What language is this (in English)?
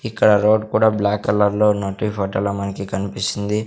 Telugu